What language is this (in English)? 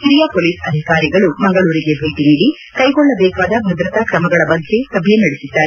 Kannada